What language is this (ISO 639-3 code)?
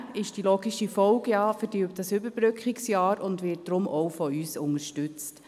gsw